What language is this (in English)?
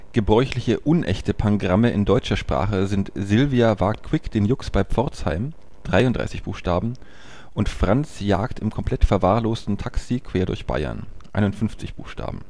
German